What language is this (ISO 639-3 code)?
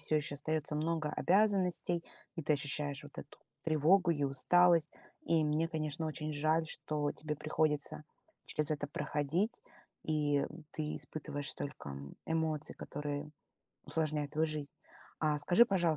rus